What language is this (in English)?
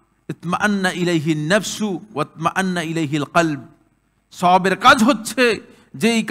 Arabic